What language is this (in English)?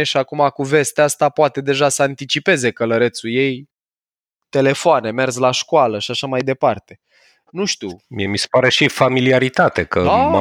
Romanian